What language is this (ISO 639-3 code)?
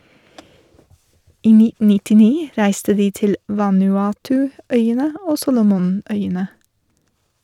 nor